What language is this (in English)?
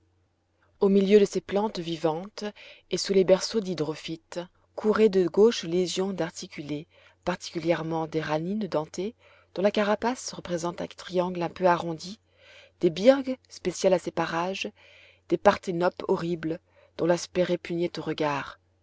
French